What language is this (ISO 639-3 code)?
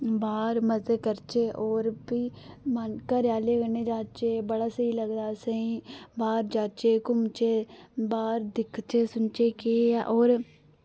doi